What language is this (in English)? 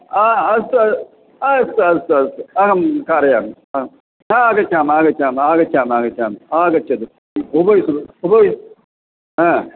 Sanskrit